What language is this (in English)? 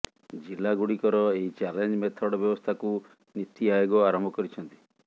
Odia